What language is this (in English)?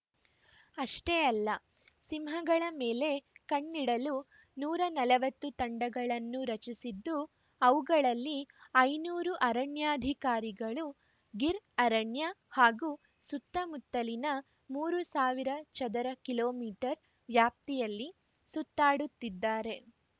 Kannada